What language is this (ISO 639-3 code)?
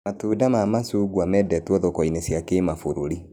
kik